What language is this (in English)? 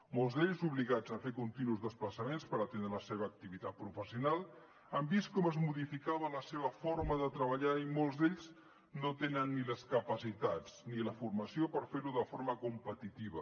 Catalan